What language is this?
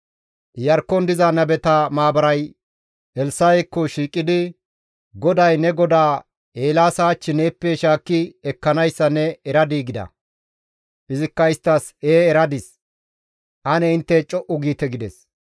Gamo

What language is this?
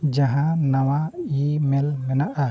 Santali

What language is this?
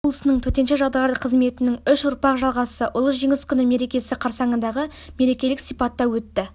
Kazakh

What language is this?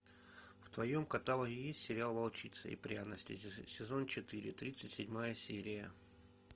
Russian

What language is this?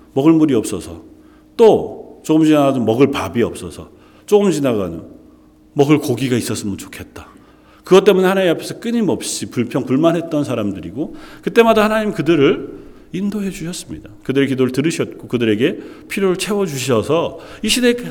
Korean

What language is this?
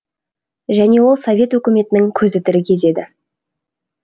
Kazakh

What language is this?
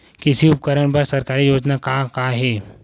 Chhattisgarhi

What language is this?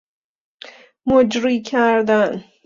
Persian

